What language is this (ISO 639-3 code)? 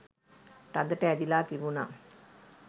sin